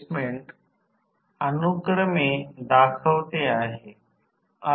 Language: Marathi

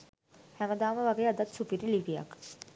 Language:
Sinhala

